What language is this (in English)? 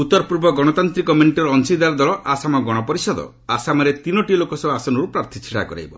Odia